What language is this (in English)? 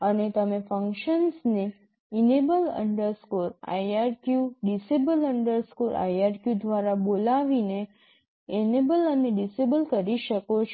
Gujarati